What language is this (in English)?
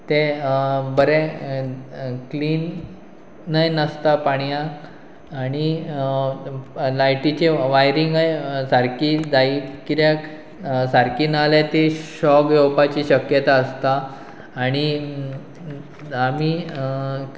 Konkani